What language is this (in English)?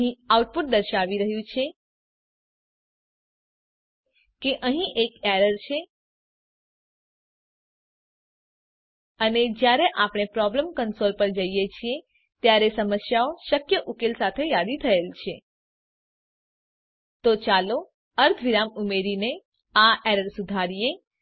Gujarati